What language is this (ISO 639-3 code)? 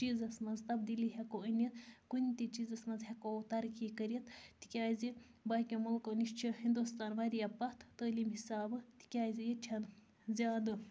kas